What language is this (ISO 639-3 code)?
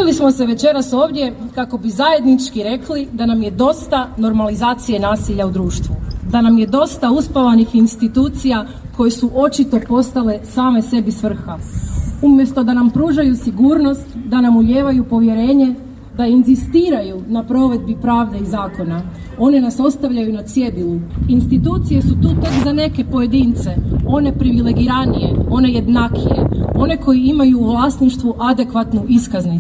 hrv